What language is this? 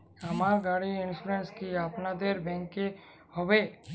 Bangla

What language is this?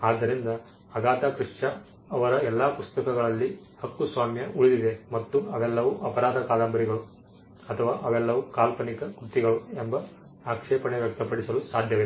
Kannada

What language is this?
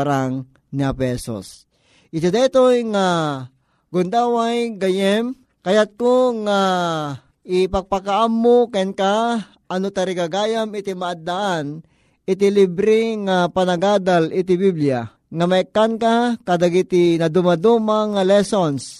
Filipino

